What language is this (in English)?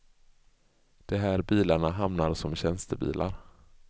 Swedish